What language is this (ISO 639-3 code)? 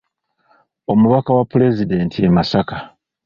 lug